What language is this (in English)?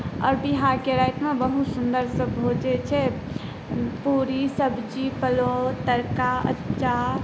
Maithili